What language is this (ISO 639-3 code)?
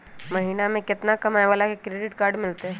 mag